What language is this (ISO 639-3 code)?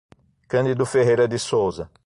por